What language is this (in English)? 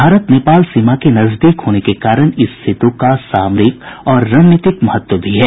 Hindi